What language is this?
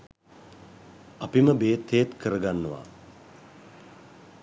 Sinhala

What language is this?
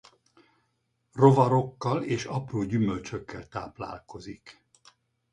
Hungarian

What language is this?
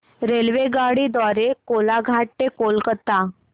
Marathi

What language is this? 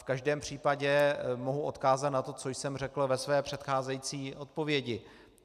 Czech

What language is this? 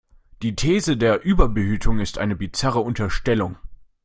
German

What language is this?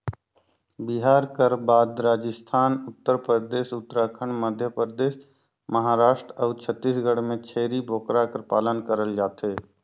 Chhattisgarhi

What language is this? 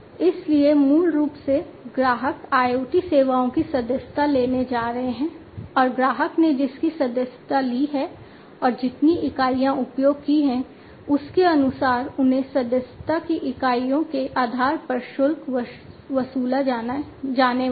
Hindi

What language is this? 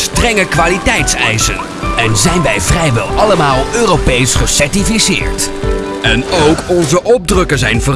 Dutch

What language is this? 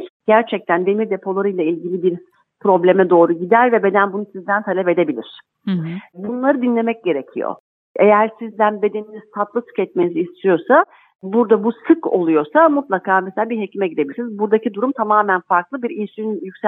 Turkish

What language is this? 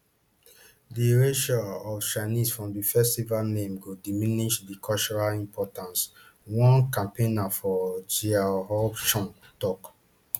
Nigerian Pidgin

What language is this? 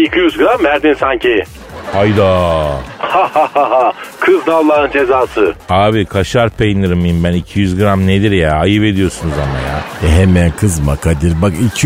Turkish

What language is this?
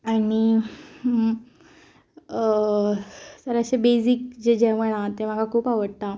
Konkani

